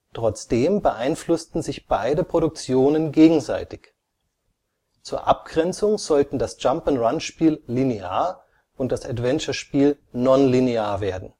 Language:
German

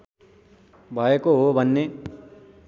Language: Nepali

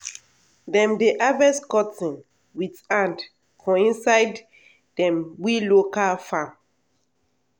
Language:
Nigerian Pidgin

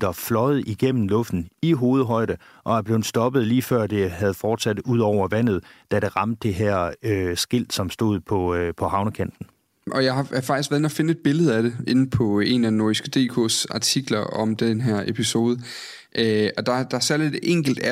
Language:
Danish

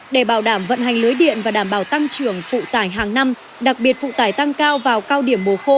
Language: Vietnamese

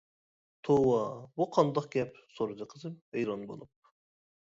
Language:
Uyghur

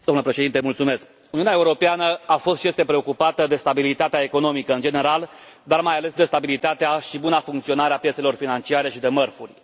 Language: Romanian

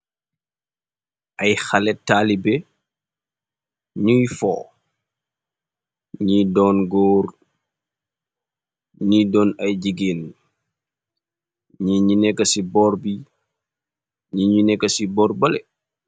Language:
Wolof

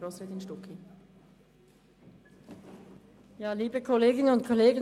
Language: Swiss German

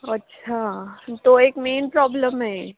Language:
Marathi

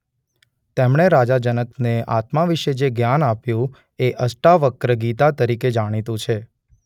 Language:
Gujarati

